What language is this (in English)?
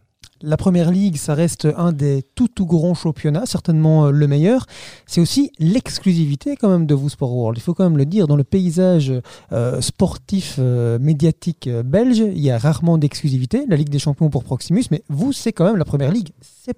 French